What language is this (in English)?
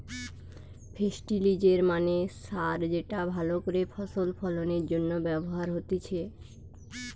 Bangla